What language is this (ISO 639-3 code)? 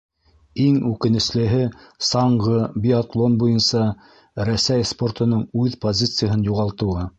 bak